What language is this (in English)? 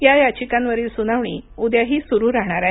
Marathi